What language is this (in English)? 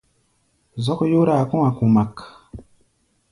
Gbaya